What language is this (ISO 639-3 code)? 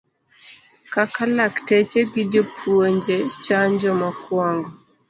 luo